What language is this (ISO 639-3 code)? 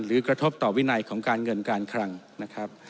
tha